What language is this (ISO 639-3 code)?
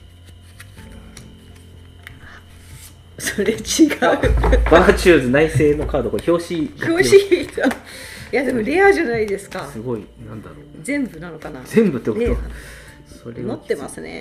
jpn